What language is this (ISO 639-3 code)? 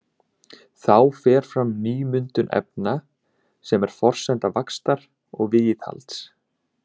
isl